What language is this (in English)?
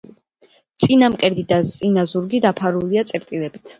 Georgian